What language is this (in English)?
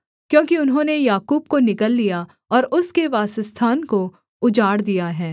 Hindi